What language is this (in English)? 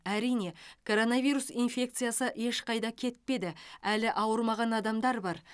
Kazakh